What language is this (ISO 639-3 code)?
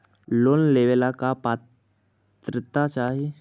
mag